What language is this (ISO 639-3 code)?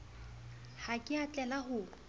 sot